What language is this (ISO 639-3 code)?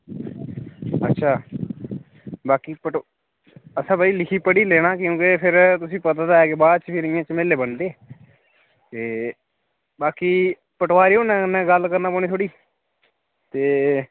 doi